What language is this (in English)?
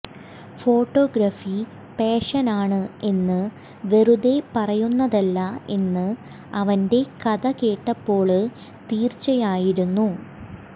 Malayalam